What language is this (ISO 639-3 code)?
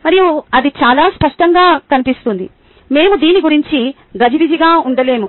tel